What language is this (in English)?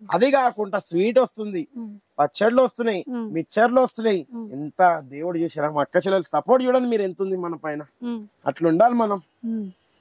Telugu